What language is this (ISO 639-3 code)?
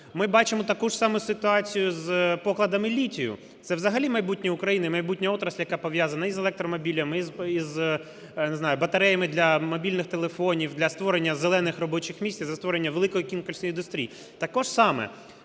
ukr